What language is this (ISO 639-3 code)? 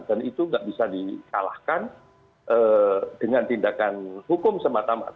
ind